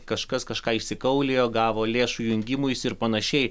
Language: Lithuanian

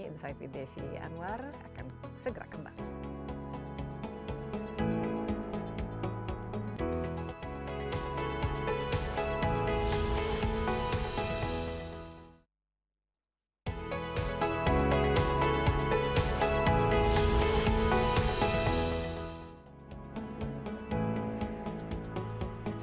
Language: Indonesian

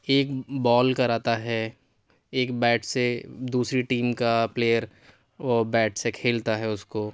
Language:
Urdu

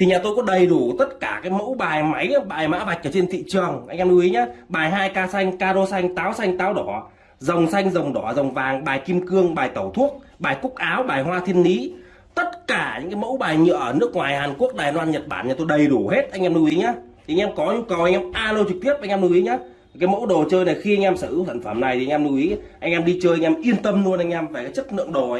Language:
Vietnamese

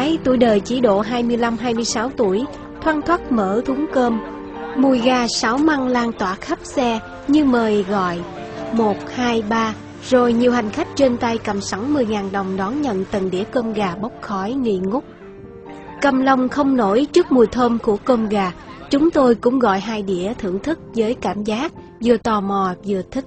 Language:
Vietnamese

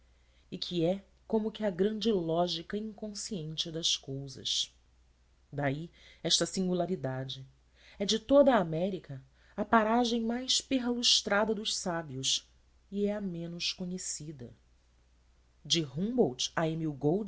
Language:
Portuguese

